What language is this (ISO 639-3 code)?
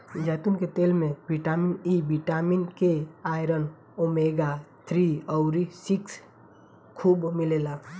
bho